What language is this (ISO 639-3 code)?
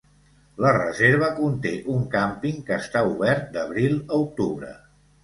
cat